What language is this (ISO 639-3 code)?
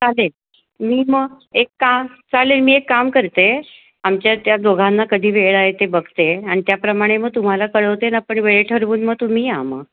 mar